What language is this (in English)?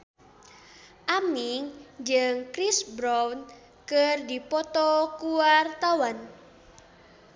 Sundanese